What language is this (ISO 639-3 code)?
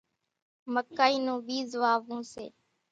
gjk